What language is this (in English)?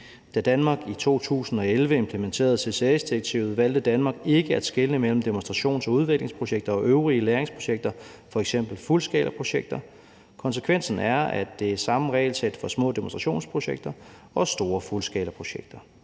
Danish